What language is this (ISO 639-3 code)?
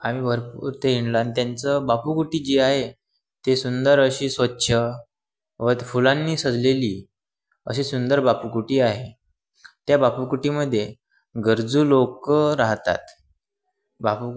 mar